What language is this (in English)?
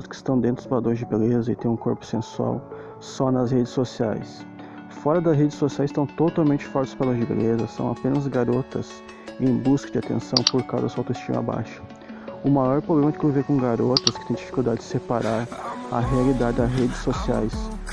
Portuguese